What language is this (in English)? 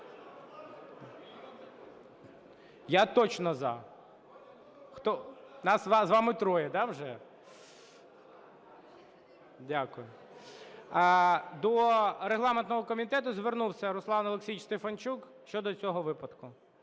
Ukrainian